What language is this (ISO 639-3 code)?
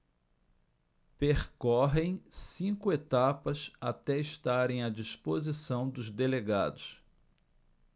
por